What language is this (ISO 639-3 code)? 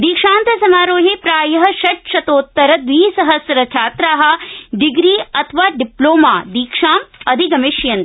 san